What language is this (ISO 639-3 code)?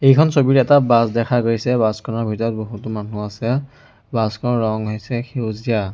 asm